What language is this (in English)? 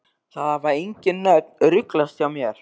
Icelandic